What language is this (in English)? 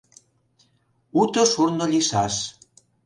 Mari